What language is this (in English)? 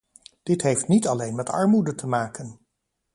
Dutch